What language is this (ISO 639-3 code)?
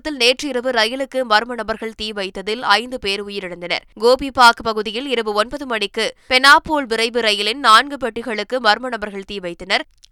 tam